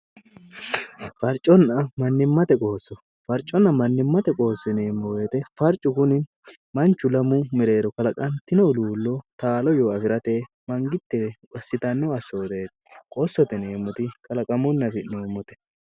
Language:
Sidamo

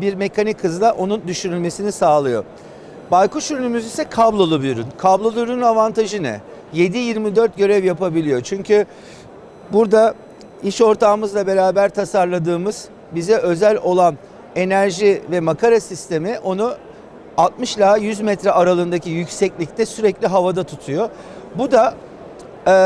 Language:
Turkish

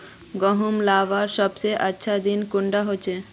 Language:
Magahi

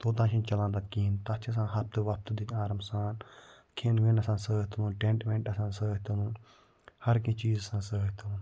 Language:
Kashmiri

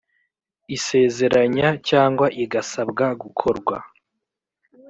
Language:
Kinyarwanda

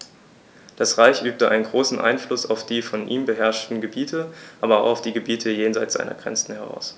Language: German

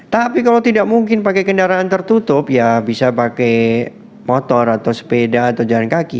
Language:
Indonesian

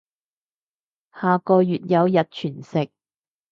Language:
Cantonese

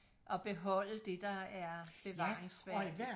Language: Danish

